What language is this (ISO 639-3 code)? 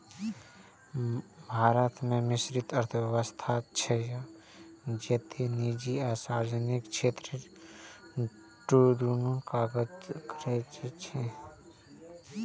mai